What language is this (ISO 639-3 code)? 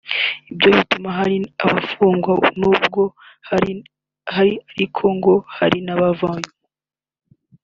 kin